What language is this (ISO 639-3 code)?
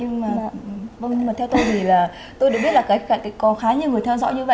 vie